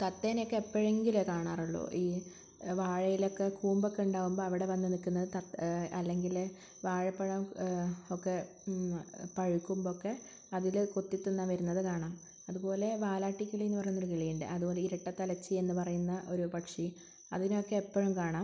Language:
Malayalam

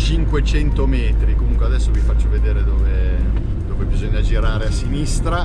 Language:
Italian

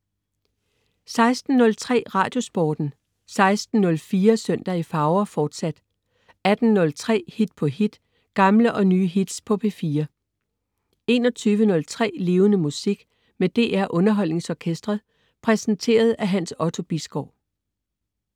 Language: Danish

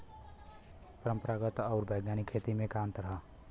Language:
Bhojpuri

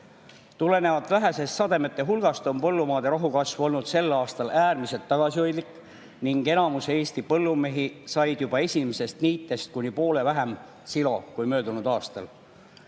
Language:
Estonian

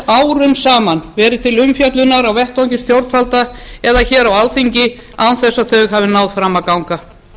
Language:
Icelandic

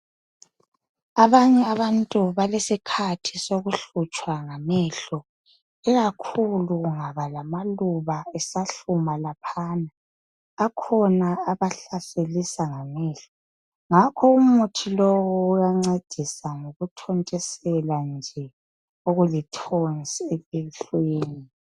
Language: North Ndebele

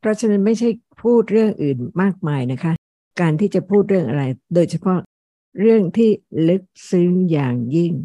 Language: Thai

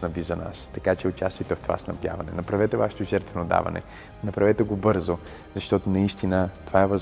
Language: Bulgarian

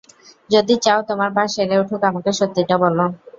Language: Bangla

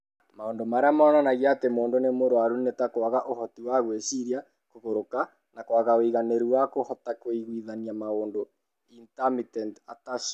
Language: Kikuyu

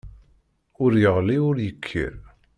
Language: Kabyle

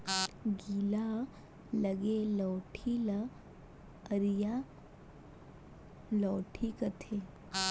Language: Chhattisgarhi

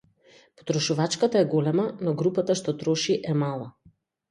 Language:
Macedonian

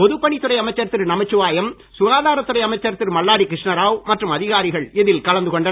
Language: Tamil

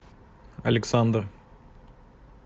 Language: Russian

